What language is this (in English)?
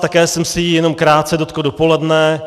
Czech